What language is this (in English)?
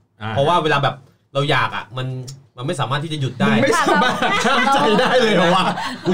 Thai